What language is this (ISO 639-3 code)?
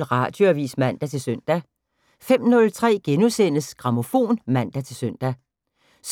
dan